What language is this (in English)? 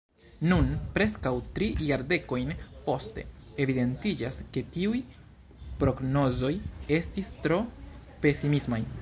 Esperanto